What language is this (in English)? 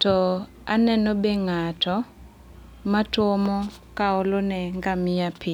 Luo (Kenya and Tanzania)